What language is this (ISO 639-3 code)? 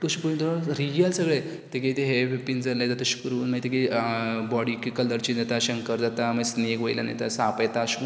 kok